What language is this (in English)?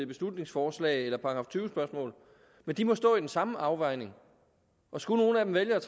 Danish